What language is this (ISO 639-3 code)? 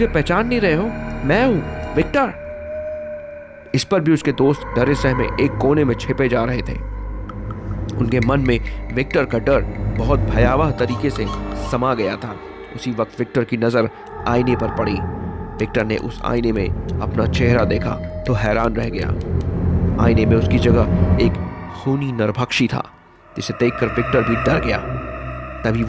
hin